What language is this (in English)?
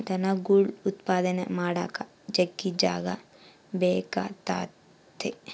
Kannada